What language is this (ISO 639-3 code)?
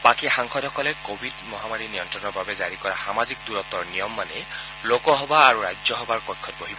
asm